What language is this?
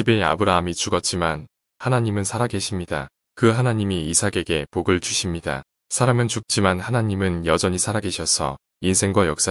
Korean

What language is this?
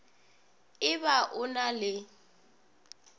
Northern Sotho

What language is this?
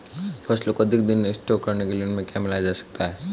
Hindi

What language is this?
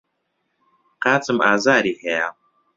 Central Kurdish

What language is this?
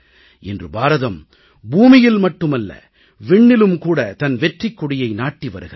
Tamil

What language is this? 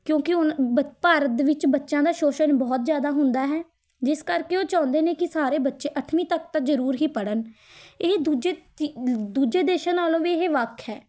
Punjabi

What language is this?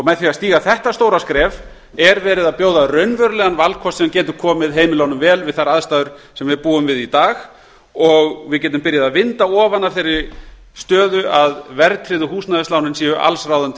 Icelandic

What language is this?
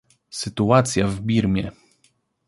Polish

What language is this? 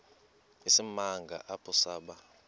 Xhosa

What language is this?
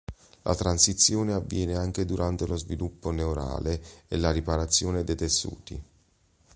Italian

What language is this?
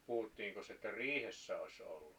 Finnish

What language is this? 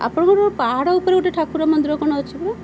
Odia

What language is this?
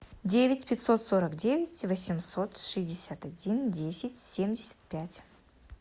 Russian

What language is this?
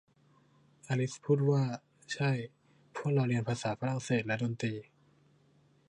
Thai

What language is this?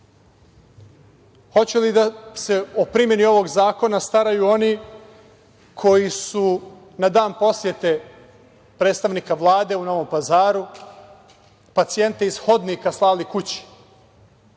Serbian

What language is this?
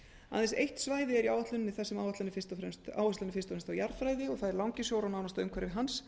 Icelandic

